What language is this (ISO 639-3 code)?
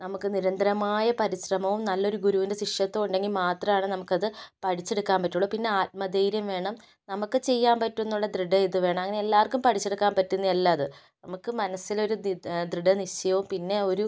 mal